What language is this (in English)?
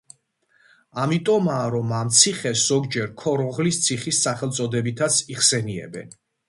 Georgian